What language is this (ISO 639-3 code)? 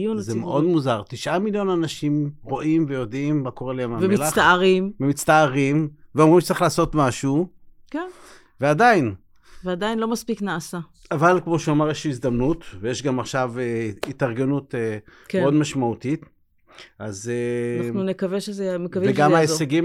heb